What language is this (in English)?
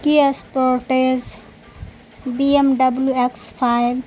Urdu